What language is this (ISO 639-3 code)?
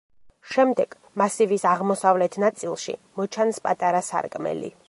kat